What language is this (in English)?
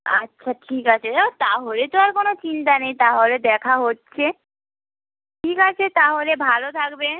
Bangla